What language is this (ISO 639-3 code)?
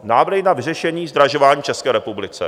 ces